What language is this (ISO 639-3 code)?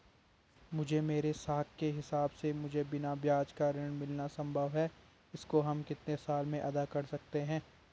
hin